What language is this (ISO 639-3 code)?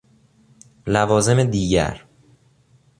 fas